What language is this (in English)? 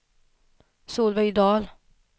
Swedish